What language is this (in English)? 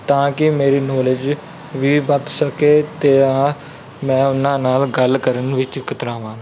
Punjabi